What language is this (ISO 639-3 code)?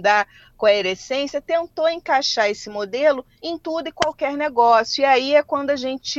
por